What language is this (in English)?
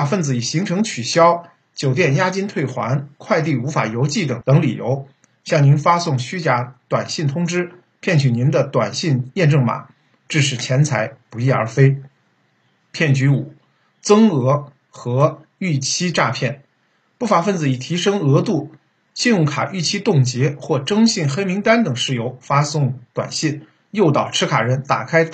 Chinese